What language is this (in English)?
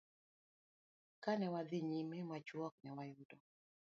Luo (Kenya and Tanzania)